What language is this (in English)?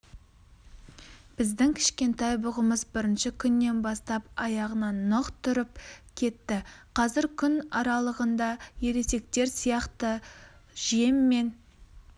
Kazakh